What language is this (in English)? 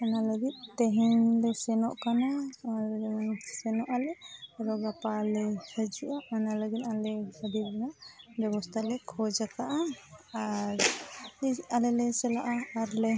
Santali